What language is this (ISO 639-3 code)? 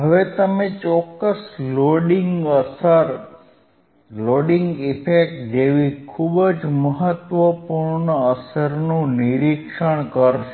guj